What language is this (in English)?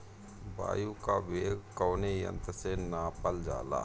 Bhojpuri